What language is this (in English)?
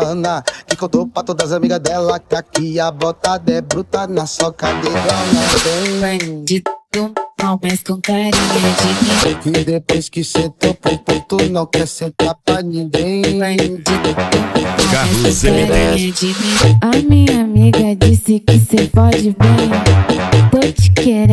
Romanian